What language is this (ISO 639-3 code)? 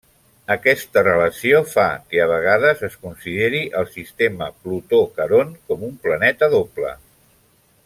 cat